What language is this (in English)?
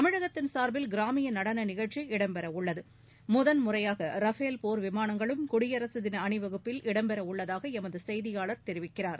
Tamil